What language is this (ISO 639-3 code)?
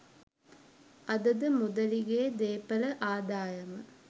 sin